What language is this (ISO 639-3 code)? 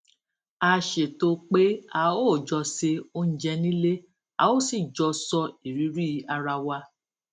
yor